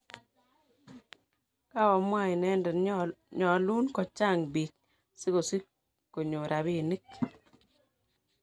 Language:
Kalenjin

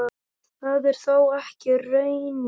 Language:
Icelandic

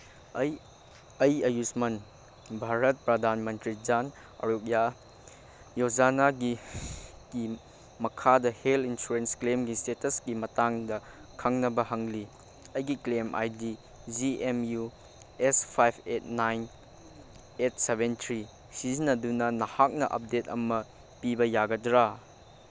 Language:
Manipuri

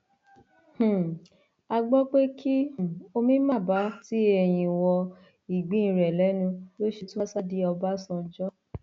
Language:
Yoruba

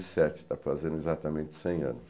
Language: Portuguese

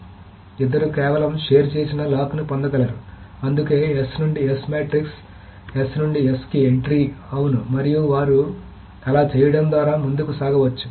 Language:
Telugu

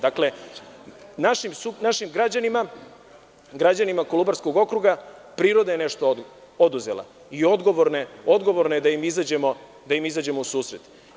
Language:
Serbian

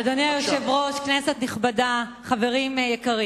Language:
Hebrew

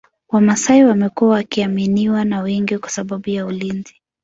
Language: Swahili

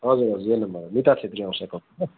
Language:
Nepali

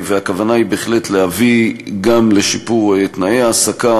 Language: Hebrew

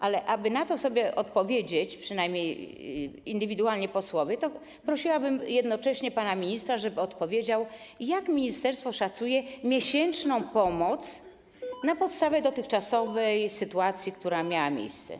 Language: Polish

